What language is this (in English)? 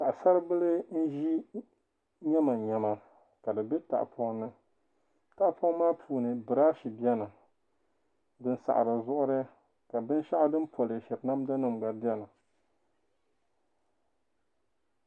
Dagbani